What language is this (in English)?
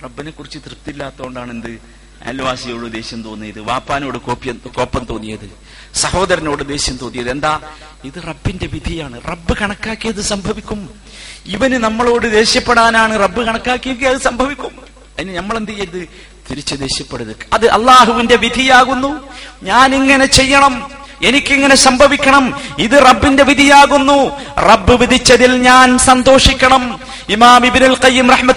Malayalam